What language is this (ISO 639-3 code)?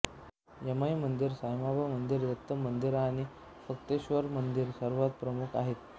mar